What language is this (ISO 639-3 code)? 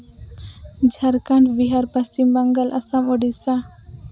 sat